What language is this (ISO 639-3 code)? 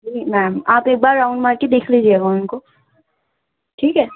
urd